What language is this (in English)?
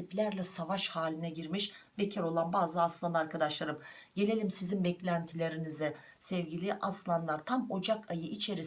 Turkish